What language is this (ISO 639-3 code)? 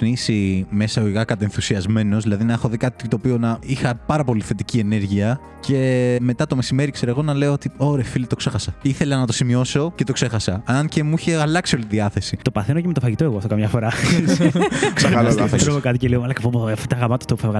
ell